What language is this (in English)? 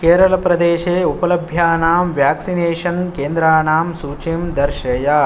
Sanskrit